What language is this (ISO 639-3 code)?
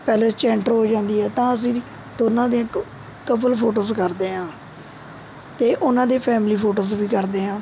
pan